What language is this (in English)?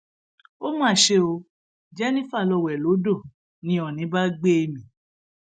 Yoruba